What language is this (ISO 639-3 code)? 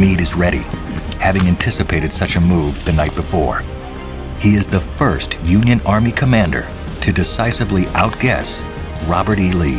eng